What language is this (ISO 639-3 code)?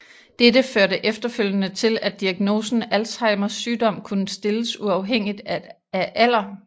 dan